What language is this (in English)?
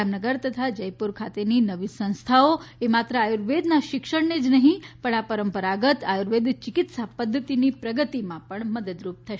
Gujarati